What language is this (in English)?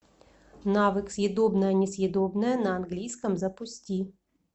Russian